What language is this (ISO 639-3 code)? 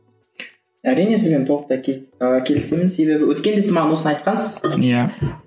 kaz